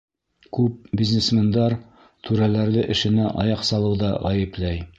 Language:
Bashkir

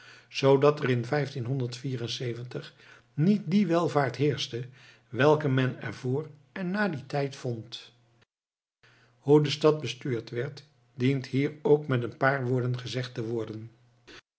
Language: Dutch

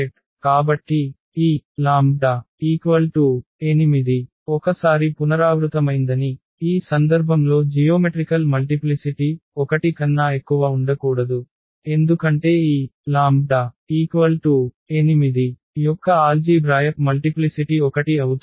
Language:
Telugu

